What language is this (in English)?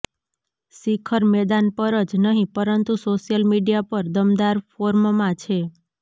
Gujarati